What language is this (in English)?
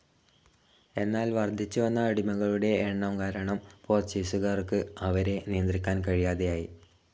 Malayalam